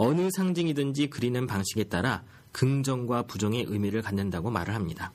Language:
Korean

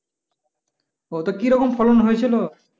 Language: Bangla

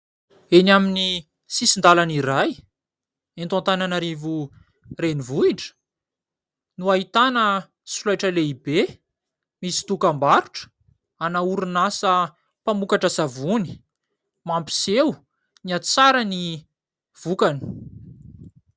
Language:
Malagasy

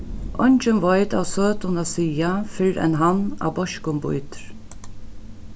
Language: Faroese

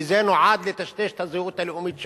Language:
Hebrew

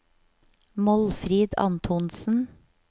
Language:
Norwegian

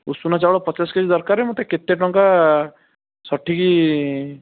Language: Odia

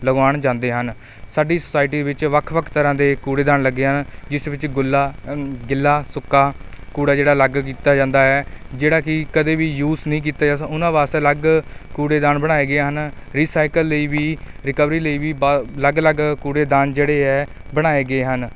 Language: Punjabi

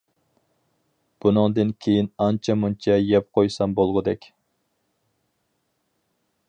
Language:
Uyghur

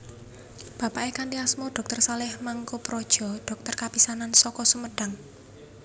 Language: Javanese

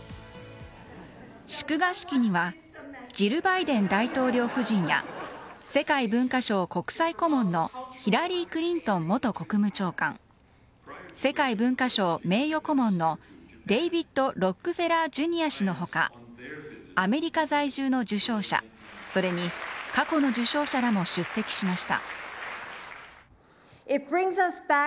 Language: Japanese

